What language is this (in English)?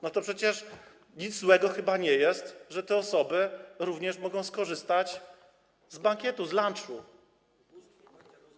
Polish